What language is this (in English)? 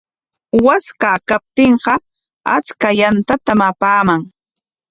Corongo Ancash Quechua